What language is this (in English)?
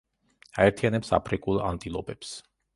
Georgian